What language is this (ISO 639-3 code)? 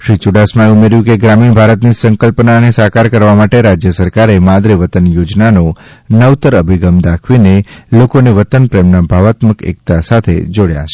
guj